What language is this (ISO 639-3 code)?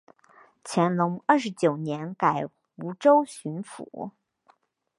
zho